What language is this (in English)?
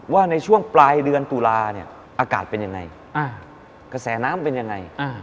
Thai